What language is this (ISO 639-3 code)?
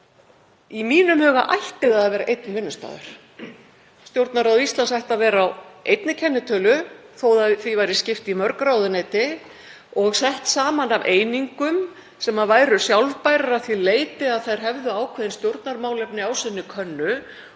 isl